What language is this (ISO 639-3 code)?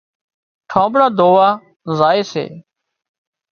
kxp